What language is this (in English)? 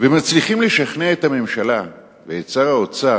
Hebrew